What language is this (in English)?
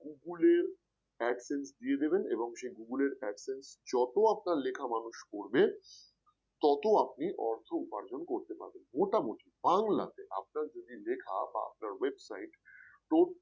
Bangla